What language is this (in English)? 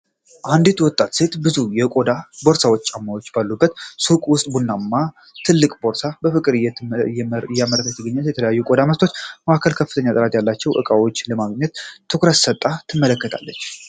Amharic